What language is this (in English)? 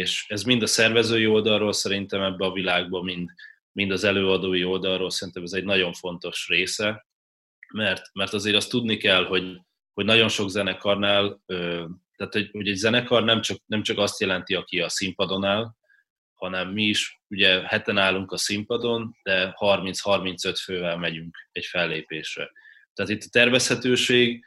Hungarian